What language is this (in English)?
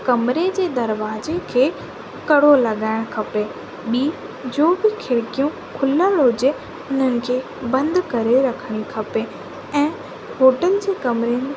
Sindhi